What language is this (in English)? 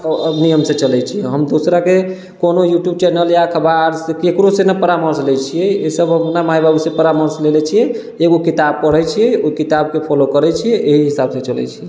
Maithili